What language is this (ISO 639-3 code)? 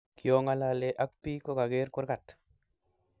kln